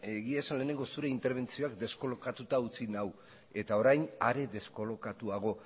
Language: Basque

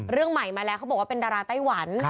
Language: Thai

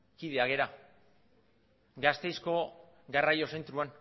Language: Basque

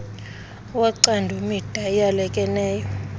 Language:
Xhosa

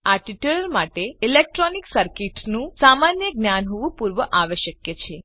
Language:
Gujarati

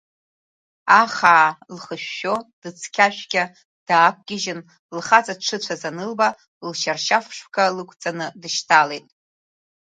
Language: Abkhazian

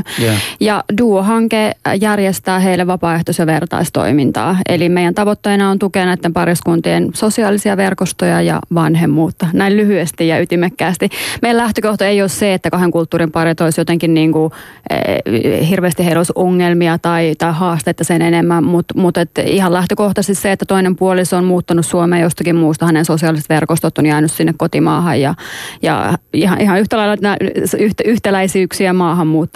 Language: Finnish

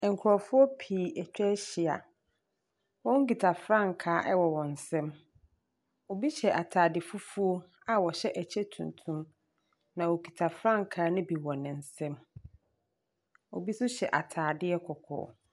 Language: Akan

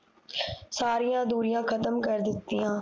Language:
Punjabi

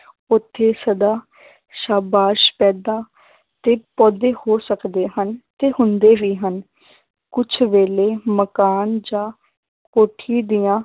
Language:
Punjabi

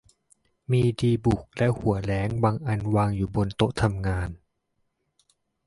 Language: Thai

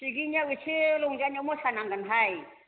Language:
Bodo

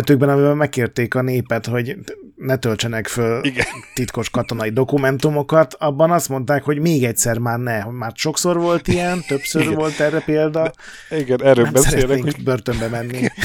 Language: Hungarian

